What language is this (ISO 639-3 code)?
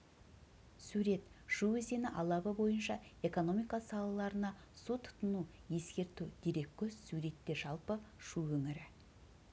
kaz